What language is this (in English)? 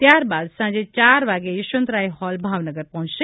Gujarati